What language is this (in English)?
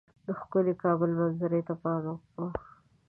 Pashto